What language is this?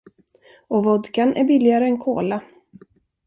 Swedish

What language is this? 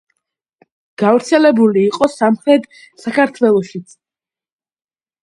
Georgian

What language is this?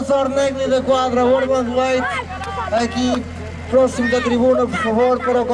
Portuguese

